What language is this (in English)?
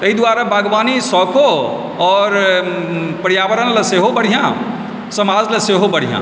Maithili